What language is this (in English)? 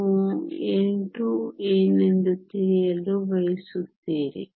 Kannada